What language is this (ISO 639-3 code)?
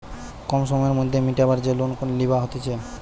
ben